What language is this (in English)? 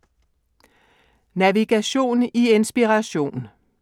Danish